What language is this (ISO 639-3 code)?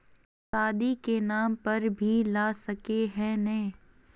mag